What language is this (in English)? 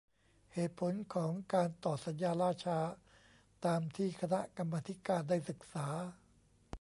Thai